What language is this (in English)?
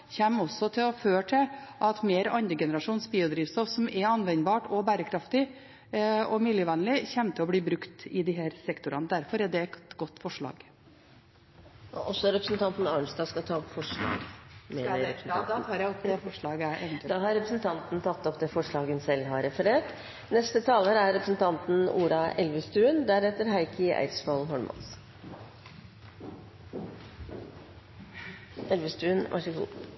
Norwegian